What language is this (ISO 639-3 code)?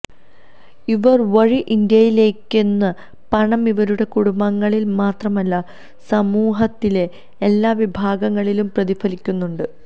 mal